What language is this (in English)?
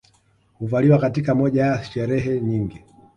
Swahili